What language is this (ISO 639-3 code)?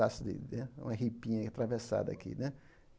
por